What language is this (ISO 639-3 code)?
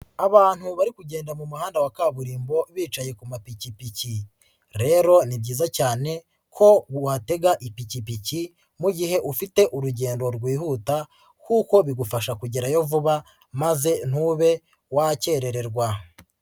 kin